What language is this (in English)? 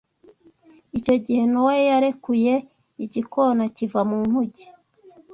Kinyarwanda